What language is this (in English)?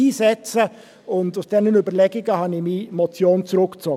Swiss German